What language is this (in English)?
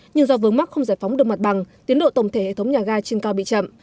Vietnamese